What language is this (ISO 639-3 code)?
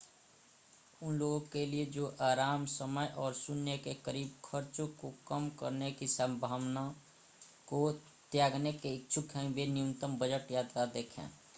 hin